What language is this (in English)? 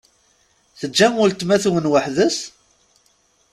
Kabyle